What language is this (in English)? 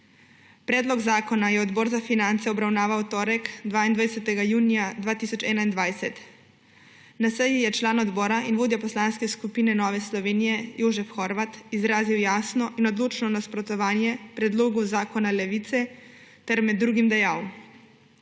Slovenian